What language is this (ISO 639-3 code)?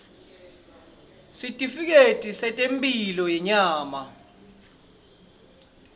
ssw